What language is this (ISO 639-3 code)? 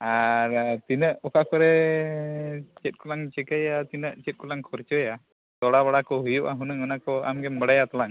sat